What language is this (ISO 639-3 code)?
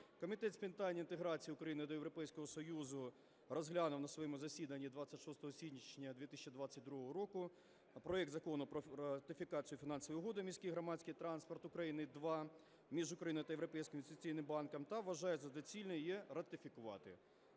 ukr